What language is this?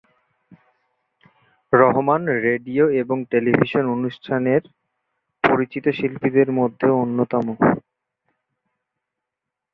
Bangla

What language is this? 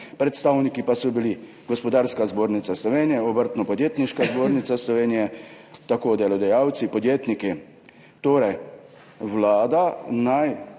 Slovenian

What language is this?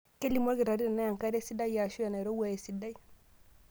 Masai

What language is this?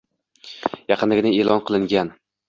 Uzbek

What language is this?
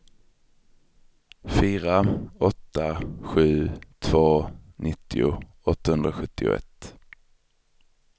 Swedish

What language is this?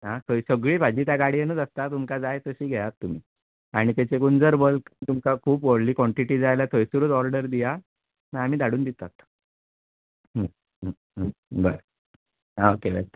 Konkani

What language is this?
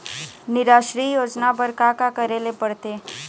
Chhattisgarhi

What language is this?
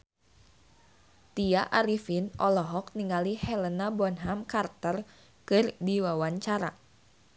Sundanese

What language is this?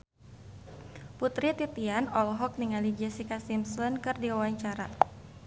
Sundanese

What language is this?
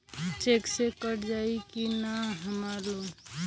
Bhojpuri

